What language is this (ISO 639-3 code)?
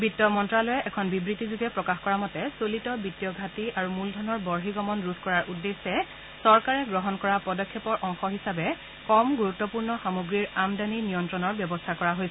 asm